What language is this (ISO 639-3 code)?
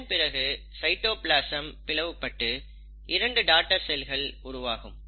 tam